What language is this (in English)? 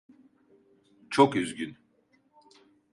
Turkish